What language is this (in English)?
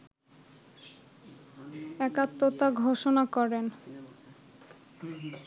Bangla